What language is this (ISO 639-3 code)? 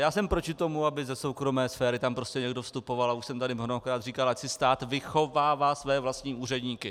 ces